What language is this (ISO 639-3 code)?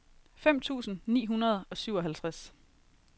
dan